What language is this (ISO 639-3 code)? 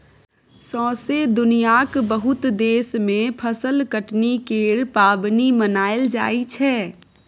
mai